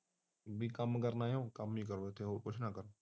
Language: Punjabi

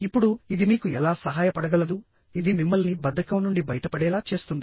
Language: Telugu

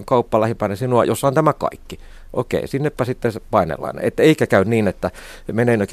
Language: Finnish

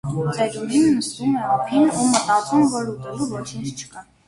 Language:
Armenian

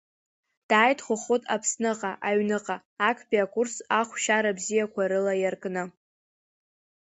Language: Abkhazian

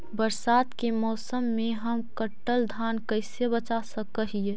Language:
Magahi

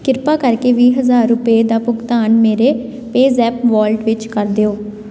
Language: Punjabi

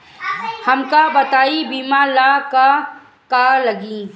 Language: Bhojpuri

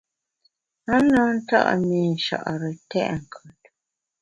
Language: Bamun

